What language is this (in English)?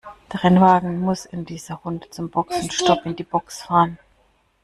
German